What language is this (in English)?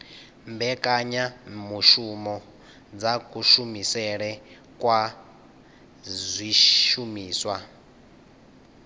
Venda